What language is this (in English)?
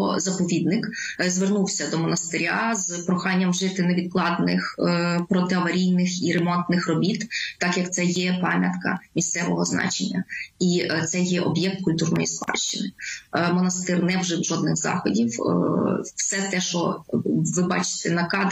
Ukrainian